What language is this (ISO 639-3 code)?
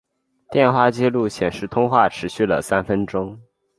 zho